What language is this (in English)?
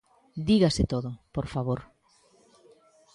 Galician